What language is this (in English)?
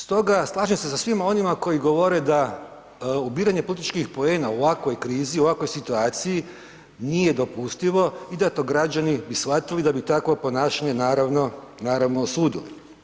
Croatian